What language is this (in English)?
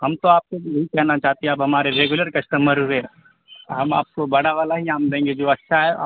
Urdu